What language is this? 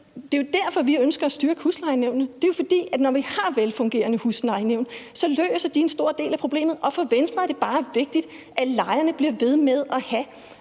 Danish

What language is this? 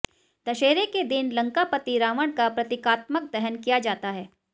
Hindi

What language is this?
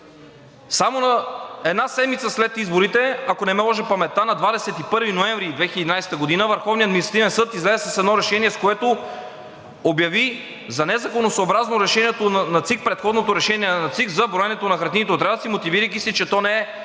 Bulgarian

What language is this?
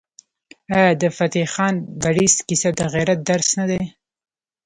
Pashto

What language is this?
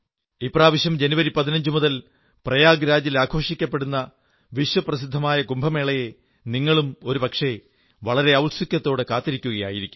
Malayalam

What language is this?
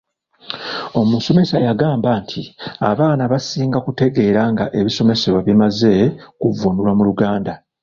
Ganda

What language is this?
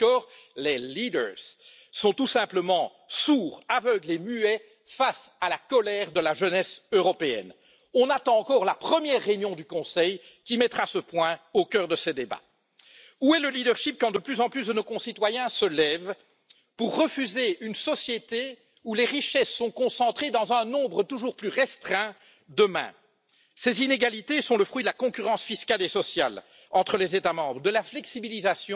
French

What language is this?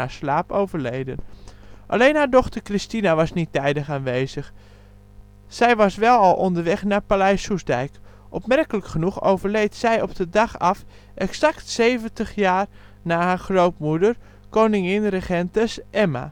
Dutch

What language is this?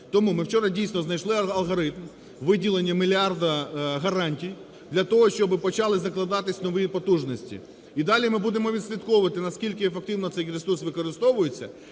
Ukrainian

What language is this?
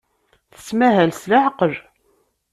Kabyle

